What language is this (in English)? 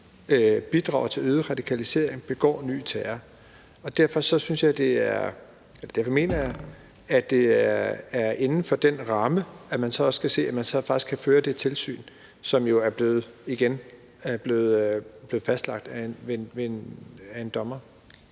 Danish